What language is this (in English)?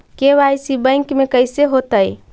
Magahi